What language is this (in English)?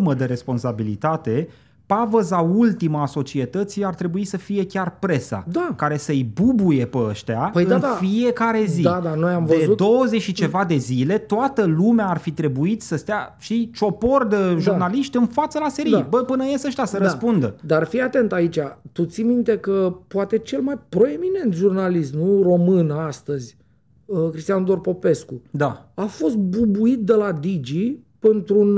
Romanian